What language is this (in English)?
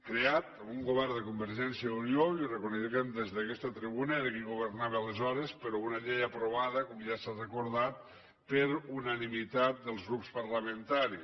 Catalan